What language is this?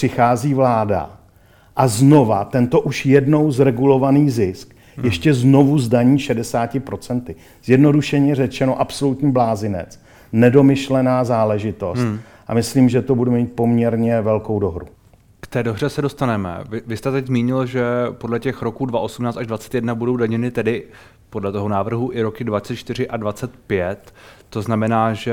Czech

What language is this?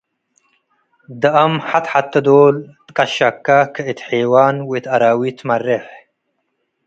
Tigre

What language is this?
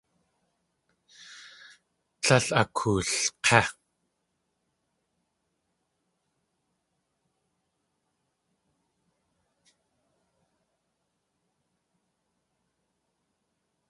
Tlingit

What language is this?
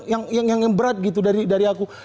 Indonesian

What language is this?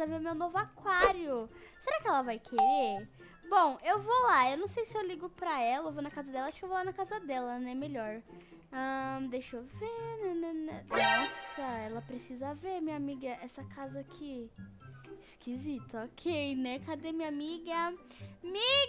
Portuguese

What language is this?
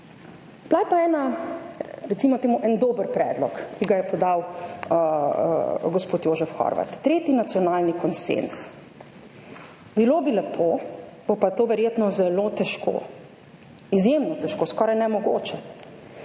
Slovenian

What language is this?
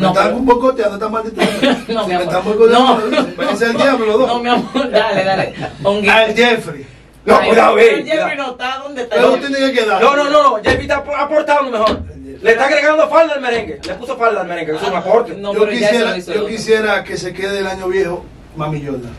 Spanish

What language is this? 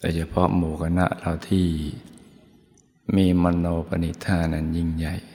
Thai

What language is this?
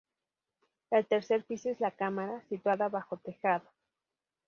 Spanish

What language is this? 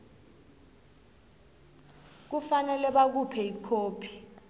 South Ndebele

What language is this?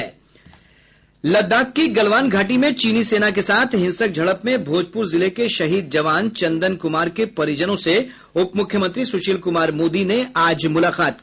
Hindi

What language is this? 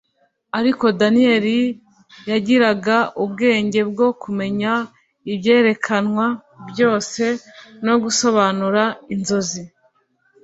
Kinyarwanda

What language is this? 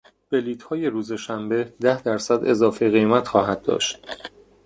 Persian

